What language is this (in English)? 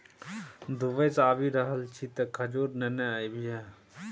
Maithili